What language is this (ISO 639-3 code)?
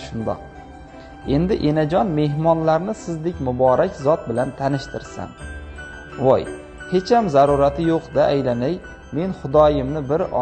tur